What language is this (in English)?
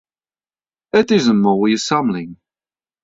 Western Frisian